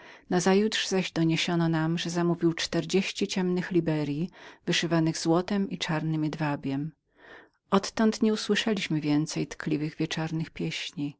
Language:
Polish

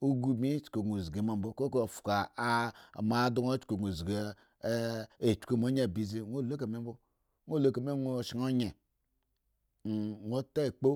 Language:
Eggon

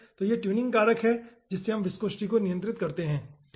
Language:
Hindi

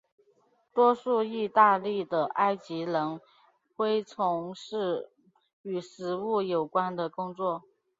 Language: Chinese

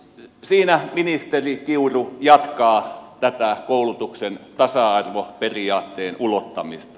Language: Finnish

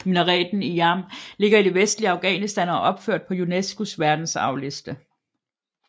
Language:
Danish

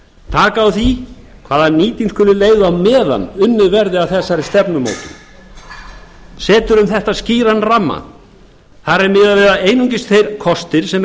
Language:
Icelandic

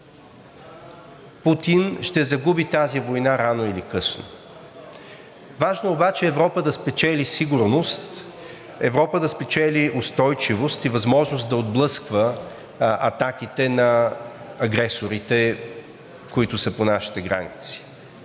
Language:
Bulgarian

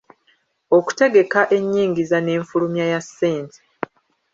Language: Ganda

